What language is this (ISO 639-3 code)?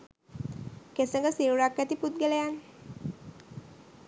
sin